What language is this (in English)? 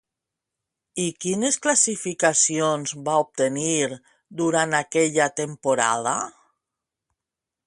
Catalan